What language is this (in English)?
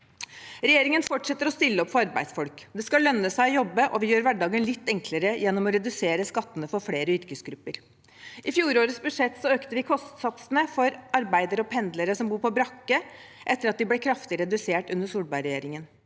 Norwegian